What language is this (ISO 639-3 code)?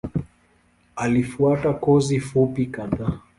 swa